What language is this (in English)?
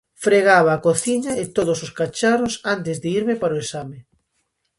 Galician